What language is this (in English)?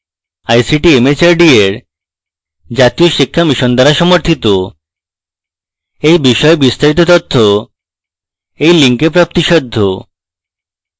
Bangla